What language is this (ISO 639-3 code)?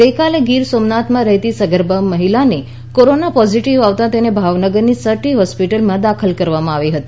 guj